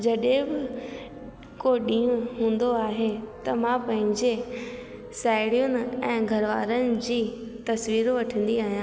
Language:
Sindhi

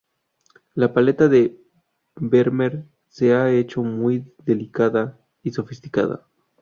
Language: Spanish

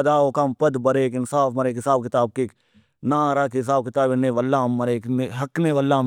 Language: Brahui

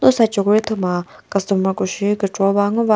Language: Chokri Naga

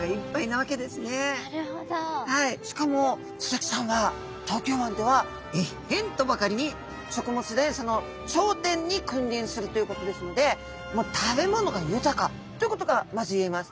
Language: Japanese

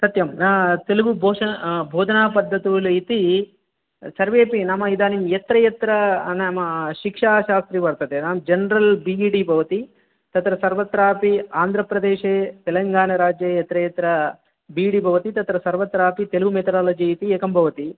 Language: Sanskrit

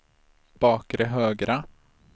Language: Swedish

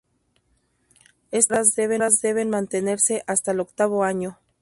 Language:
Spanish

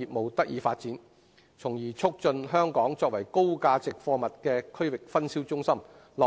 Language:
Cantonese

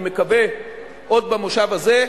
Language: Hebrew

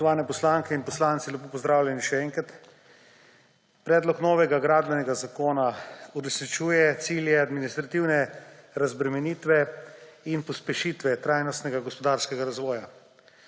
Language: Slovenian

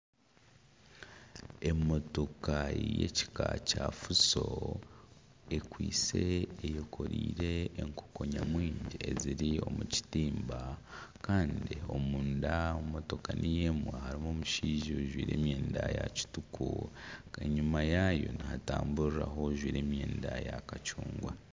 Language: Nyankole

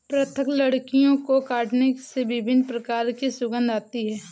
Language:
Hindi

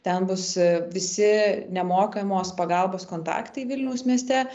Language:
Lithuanian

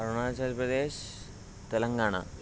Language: Telugu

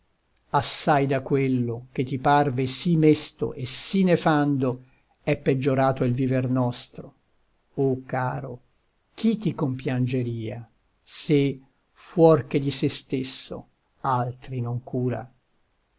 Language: Italian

